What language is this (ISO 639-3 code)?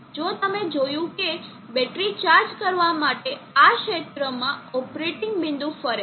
guj